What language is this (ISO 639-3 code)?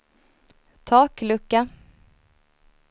swe